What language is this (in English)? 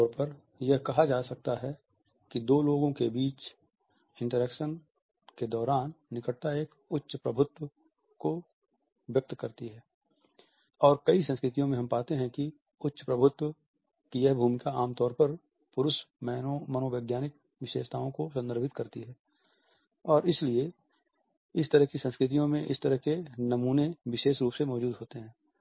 Hindi